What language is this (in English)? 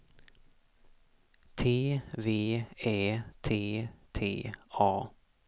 Swedish